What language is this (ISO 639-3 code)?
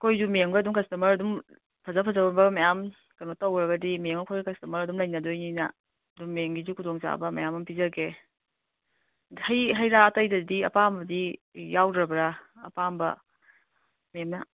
mni